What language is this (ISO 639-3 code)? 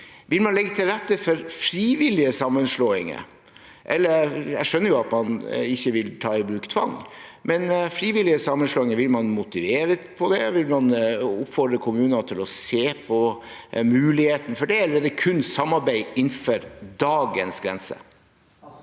nor